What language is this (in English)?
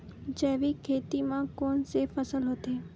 Chhattisgarhi